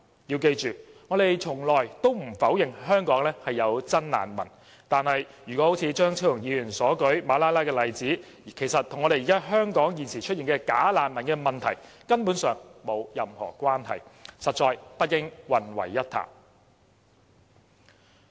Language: Cantonese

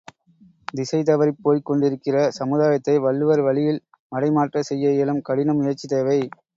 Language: Tamil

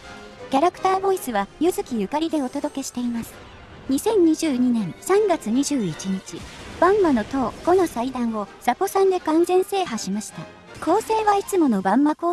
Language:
Japanese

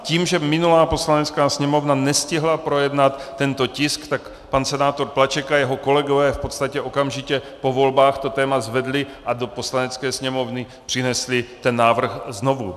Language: Czech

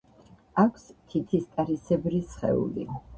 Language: Georgian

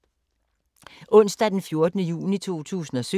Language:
Danish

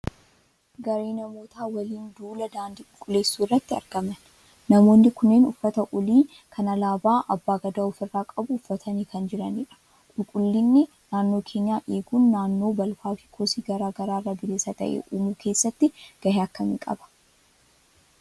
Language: Oromo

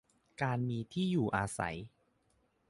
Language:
Thai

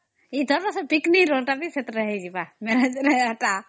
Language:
Odia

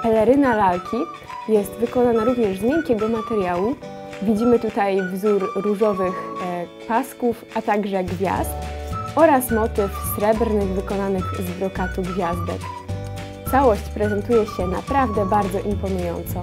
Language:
Polish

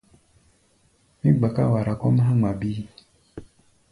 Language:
Gbaya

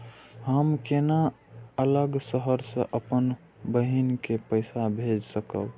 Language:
Maithili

